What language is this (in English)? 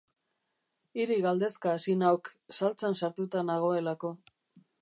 Basque